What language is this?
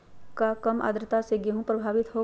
Magahi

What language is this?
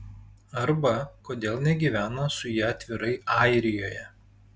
Lithuanian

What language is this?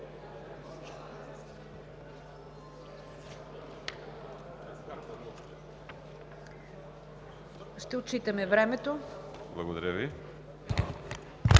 Bulgarian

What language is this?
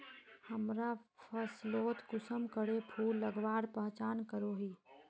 Magahi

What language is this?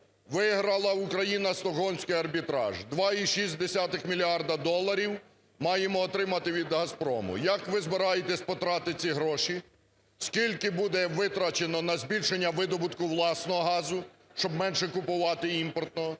Ukrainian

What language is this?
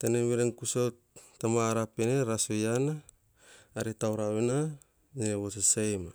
Hahon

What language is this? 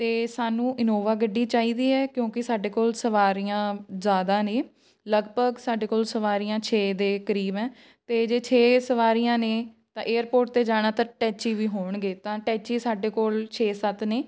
Punjabi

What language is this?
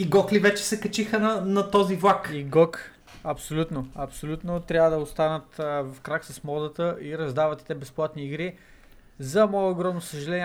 Bulgarian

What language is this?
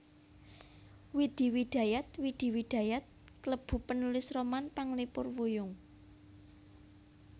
Javanese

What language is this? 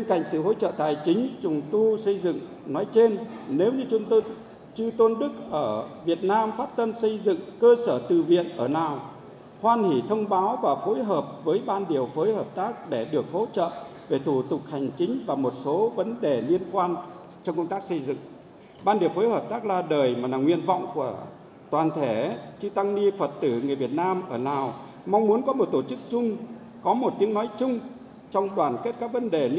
Vietnamese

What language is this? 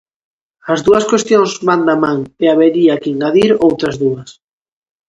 Galician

